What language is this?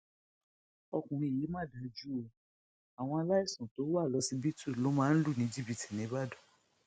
Yoruba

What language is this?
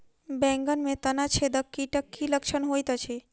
Maithili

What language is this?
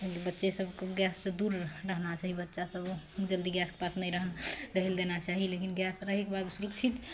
Maithili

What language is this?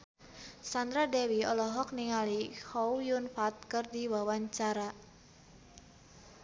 Sundanese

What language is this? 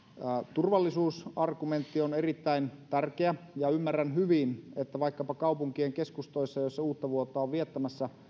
Finnish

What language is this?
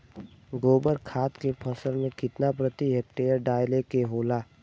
Bhojpuri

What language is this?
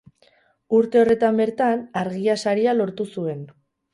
Basque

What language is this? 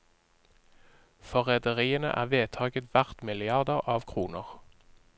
Norwegian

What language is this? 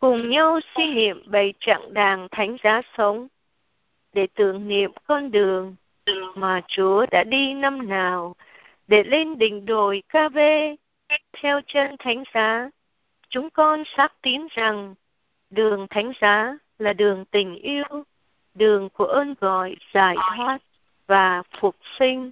Vietnamese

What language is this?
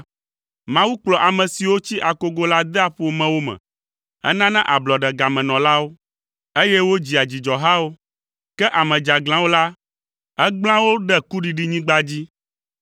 Ewe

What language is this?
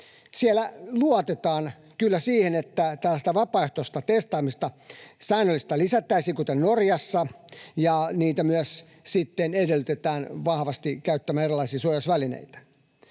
Finnish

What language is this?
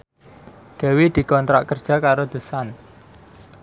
Javanese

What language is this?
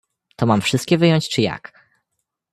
Polish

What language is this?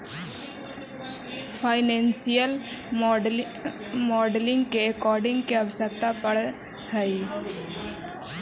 Magahi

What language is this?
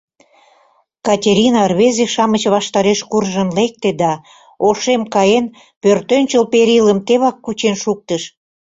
Mari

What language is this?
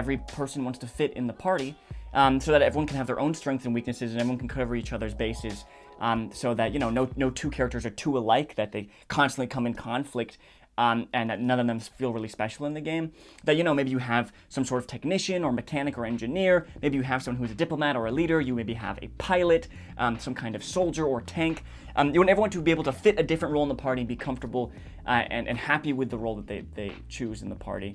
English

